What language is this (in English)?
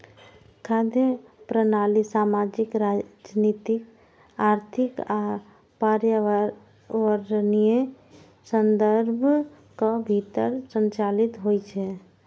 Maithili